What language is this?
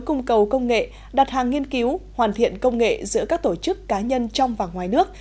Vietnamese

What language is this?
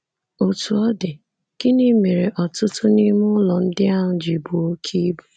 Igbo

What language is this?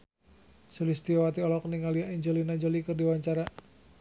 Sundanese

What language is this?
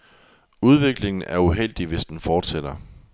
Danish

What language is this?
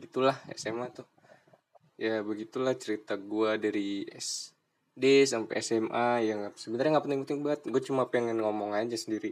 Indonesian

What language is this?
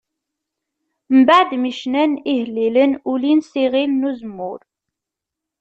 Kabyle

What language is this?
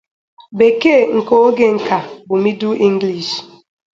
Igbo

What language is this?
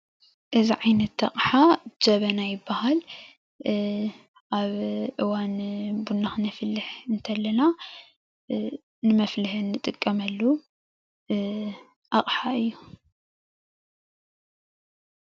Tigrinya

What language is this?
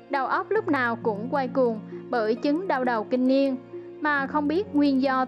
Vietnamese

